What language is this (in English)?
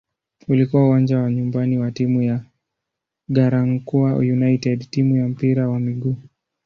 Swahili